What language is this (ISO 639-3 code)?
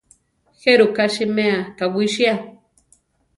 tar